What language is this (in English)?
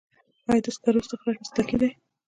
Pashto